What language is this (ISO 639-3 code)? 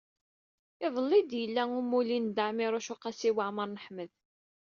kab